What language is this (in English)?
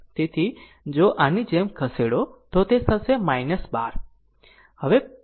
Gujarati